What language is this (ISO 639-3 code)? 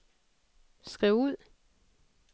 dan